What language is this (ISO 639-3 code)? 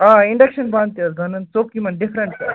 kas